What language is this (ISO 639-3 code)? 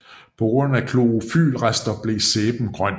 dan